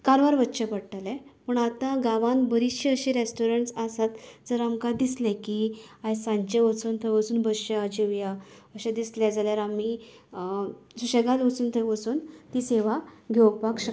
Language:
Konkani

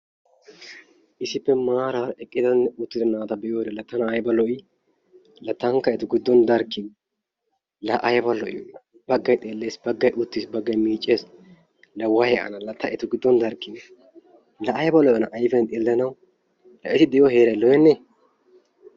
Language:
Wolaytta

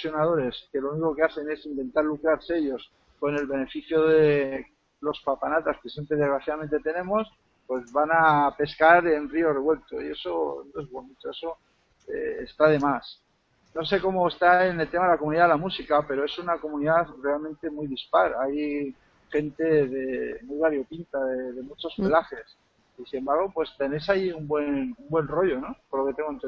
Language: Spanish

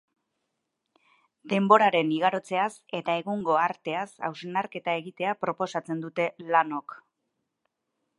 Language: Basque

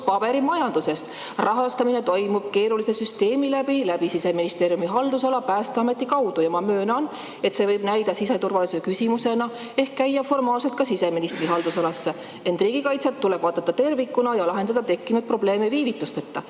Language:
Estonian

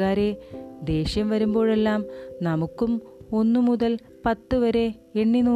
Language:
Malayalam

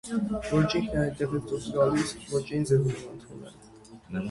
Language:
Armenian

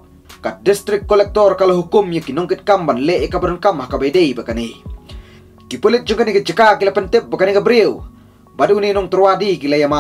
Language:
Indonesian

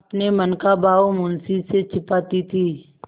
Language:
Hindi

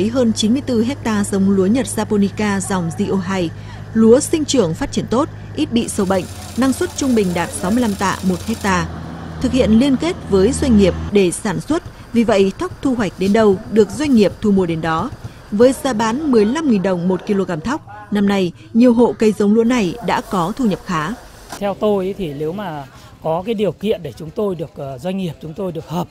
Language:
Vietnamese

